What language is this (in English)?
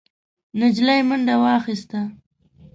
Pashto